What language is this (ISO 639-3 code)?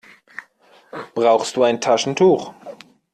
deu